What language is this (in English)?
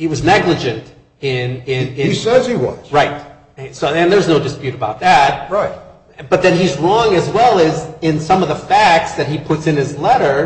English